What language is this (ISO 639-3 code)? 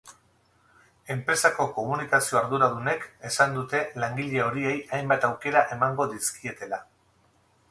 eus